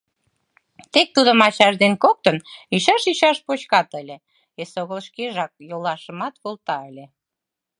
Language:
Mari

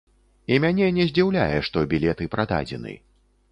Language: Belarusian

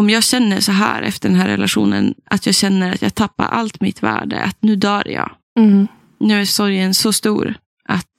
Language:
Swedish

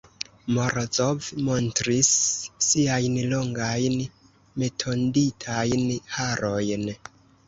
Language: Esperanto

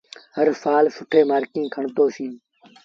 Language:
Sindhi Bhil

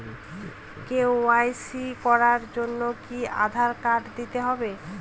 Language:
Bangla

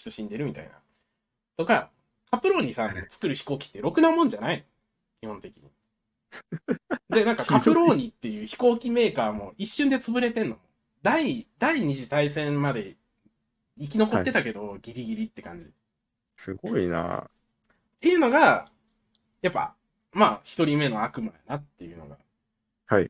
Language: Japanese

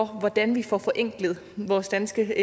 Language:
Danish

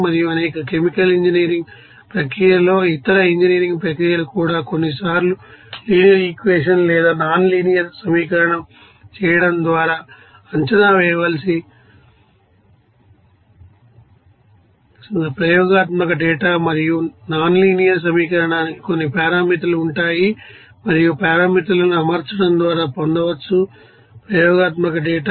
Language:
Telugu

